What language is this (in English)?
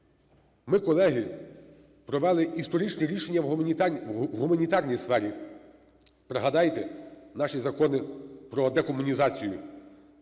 Ukrainian